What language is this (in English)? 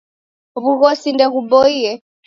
Taita